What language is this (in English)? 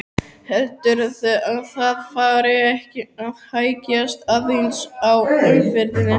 Icelandic